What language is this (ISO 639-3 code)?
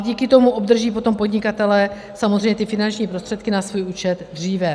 ces